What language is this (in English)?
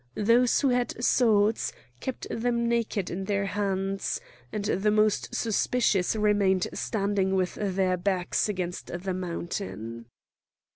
English